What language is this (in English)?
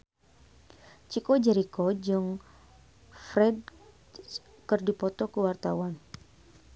Sundanese